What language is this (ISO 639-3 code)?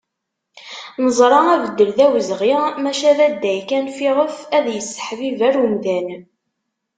kab